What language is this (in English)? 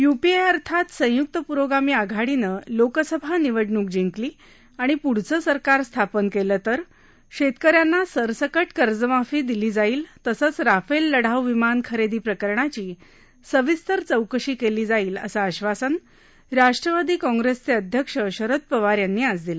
Marathi